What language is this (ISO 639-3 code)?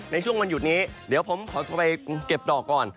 tha